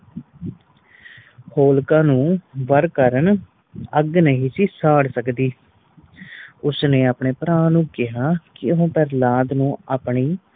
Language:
Punjabi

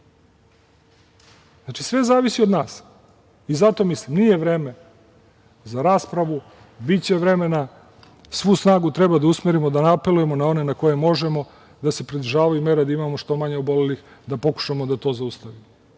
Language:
Serbian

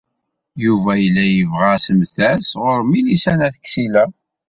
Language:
Kabyle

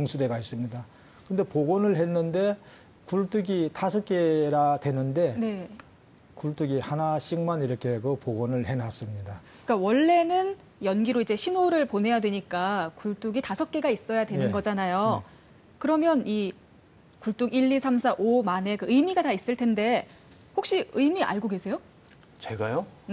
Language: Korean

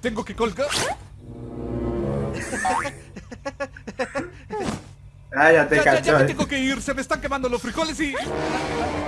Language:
Spanish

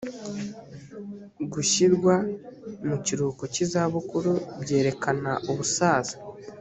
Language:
Kinyarwanda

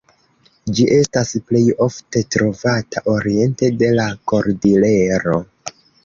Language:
Esperanto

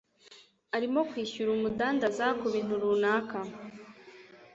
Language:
Kinyarwanda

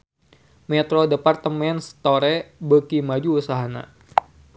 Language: Sundanese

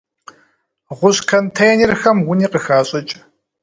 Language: Kabardian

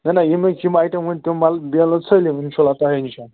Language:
Kashmiri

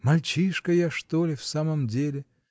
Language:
Russian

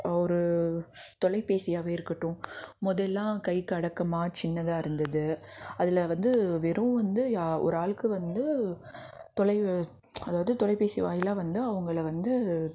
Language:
Tamil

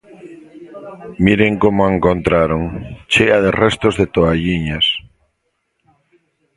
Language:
Galician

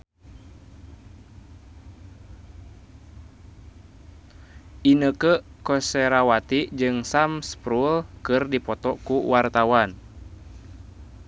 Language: Sundanese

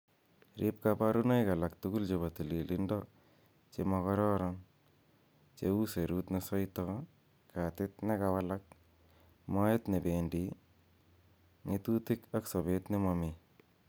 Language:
Kalenjin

